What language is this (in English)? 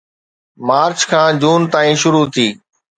Sindhi